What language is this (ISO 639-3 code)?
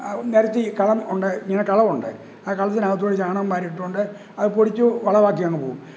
mal